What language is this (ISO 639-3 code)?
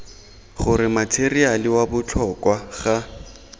tsn